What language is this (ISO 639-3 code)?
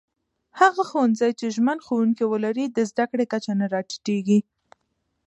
pus